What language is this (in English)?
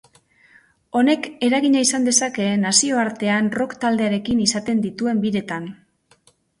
Basque